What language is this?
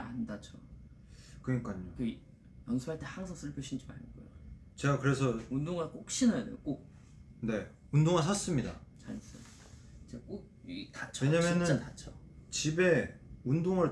Korean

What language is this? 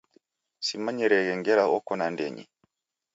Taita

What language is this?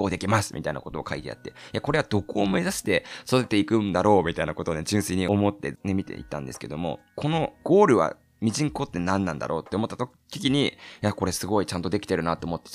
Japanese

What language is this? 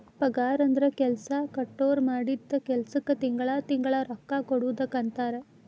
Kannada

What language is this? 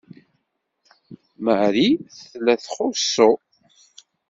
Kabyle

